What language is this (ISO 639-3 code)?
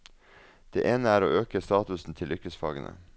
nor